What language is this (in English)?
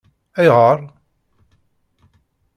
Kabyle